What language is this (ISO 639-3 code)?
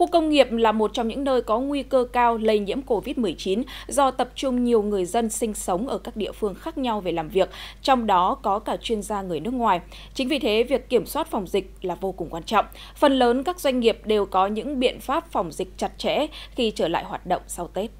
vie